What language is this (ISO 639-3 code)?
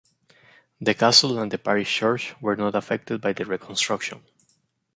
eng